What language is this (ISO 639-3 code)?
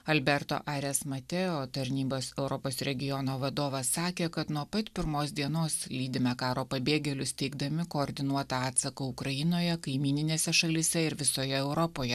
lit